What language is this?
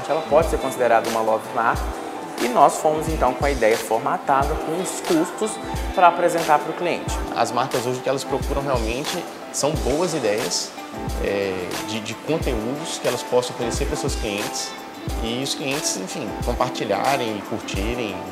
Portuguese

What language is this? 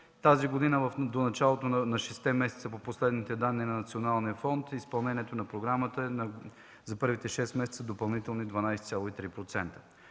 Bulgarian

